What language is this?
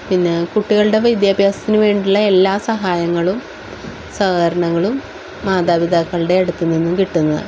Malayalam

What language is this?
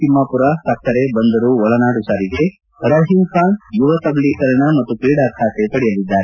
Kannada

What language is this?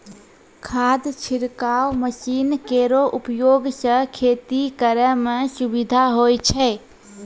Maithili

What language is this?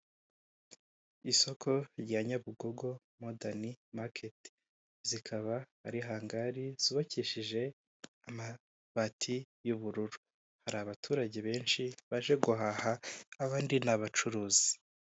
Kinyarwanda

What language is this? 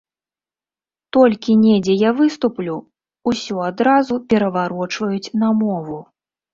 Belarusian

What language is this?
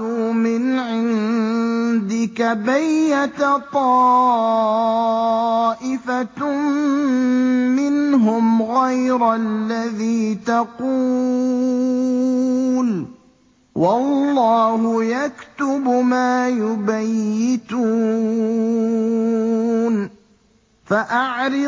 Arabic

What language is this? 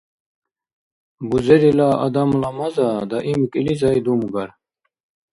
Dargwa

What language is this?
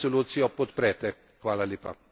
Slovenian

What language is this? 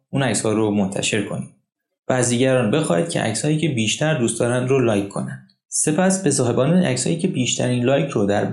Persian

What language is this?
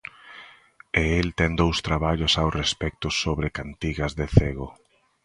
Galician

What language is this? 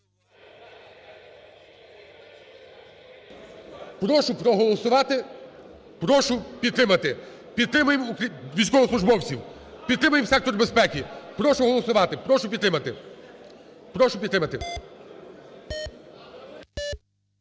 Ukrainian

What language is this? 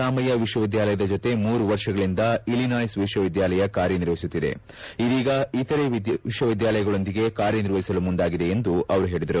Kannada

